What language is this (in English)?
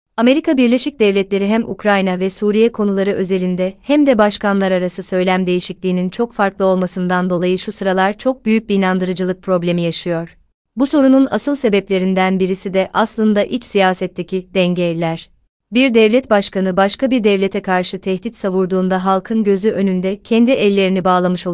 Turkish